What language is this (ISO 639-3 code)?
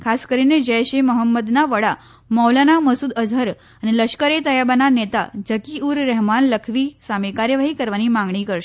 guj